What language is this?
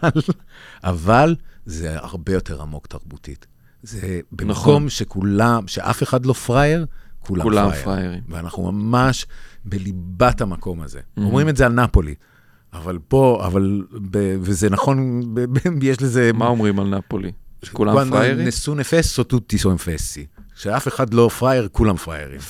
Hebrew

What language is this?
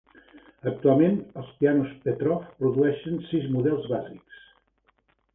Catalan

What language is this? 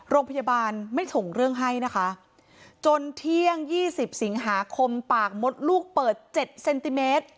Thai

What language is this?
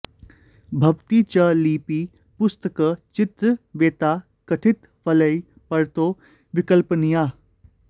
Sanskrit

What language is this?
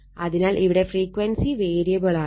Malayalam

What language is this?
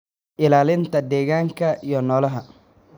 Somali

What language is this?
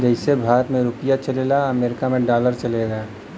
Bhojpuri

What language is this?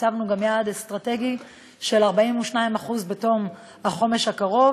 Hebrew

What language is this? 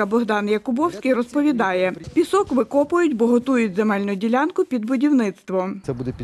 Ukrainian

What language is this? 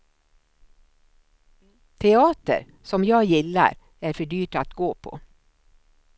Swedish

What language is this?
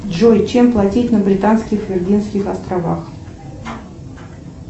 Russian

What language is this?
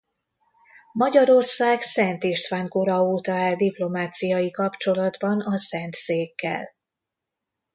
Hungarian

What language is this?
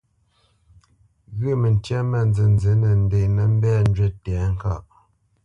Bamenyam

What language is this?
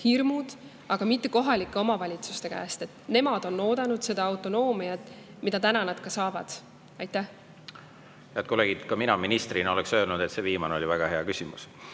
Estonian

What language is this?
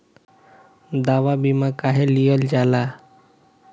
Bhojpuri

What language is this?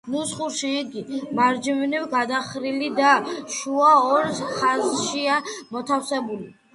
Georgian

